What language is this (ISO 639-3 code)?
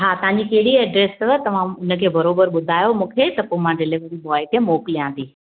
snd